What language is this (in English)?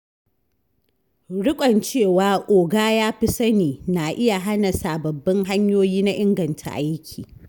Hausa